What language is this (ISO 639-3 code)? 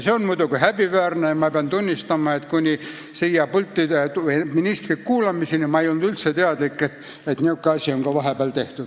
est